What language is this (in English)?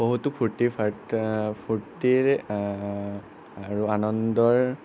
Assamese